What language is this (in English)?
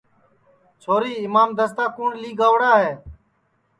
Sansi